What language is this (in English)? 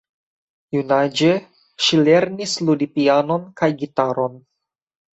Esperanto